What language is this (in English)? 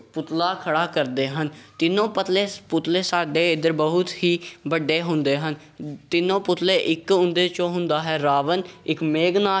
Punjabi